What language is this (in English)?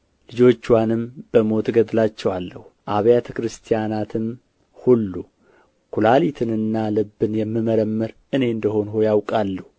Amharic